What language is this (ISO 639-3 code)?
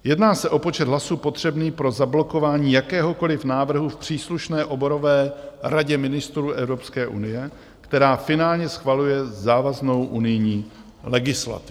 ces